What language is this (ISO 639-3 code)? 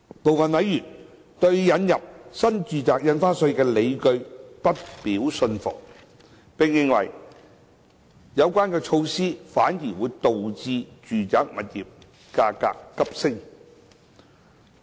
yue